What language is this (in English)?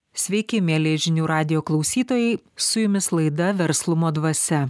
Lithuanian